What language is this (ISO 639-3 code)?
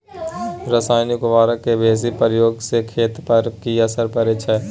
mai